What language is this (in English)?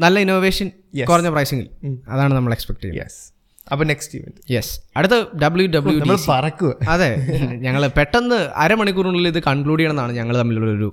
Malayalam